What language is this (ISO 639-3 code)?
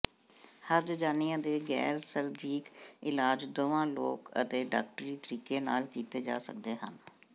pan